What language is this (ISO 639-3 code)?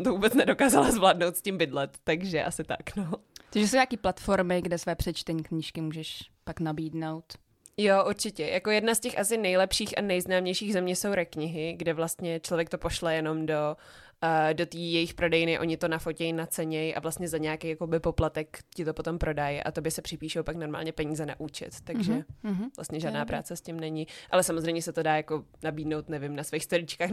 ces